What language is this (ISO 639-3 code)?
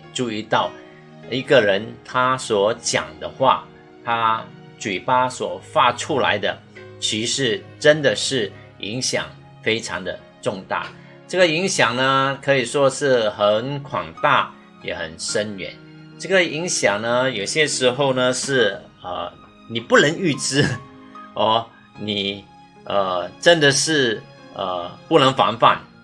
zho